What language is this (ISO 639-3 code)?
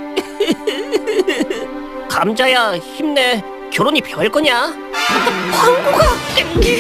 kor